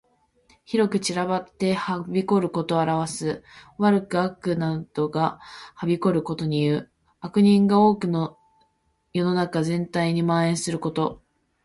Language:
Japanese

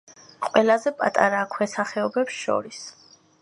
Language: Georgian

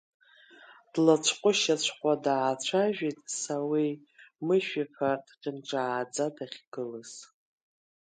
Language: Abkhazian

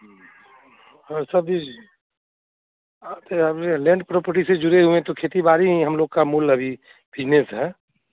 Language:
Hindi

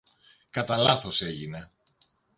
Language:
Greek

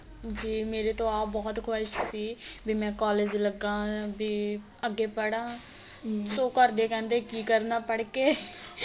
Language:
Punjabi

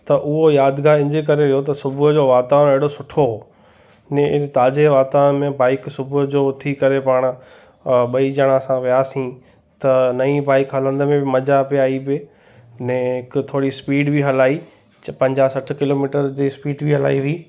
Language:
Sindhi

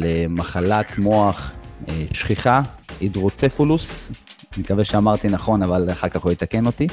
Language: Hebrew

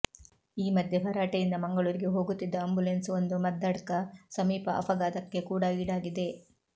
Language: Kannada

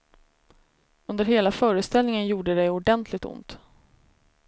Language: Swedish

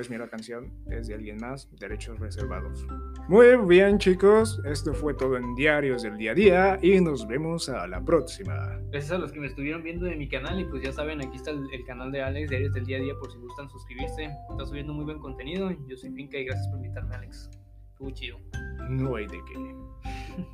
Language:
Spanish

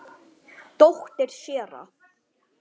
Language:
Icelandic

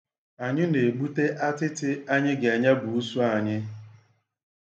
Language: Igbo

